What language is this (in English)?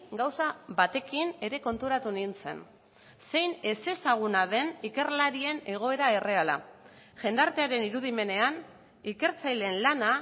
Basque